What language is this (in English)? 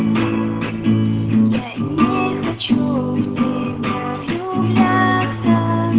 Russian